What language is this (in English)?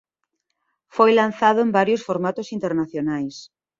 Galician